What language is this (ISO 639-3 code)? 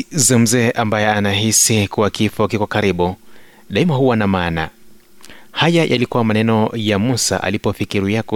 swa